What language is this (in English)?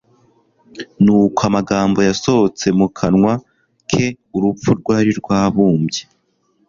Kinyarwanda